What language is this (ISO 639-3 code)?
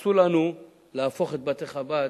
heb